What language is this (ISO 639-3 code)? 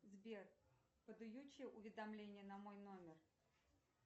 rus